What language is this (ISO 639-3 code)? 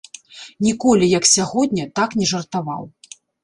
bel